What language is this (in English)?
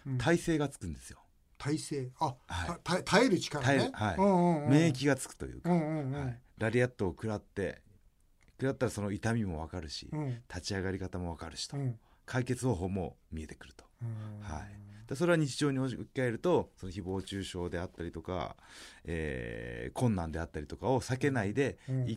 Japanese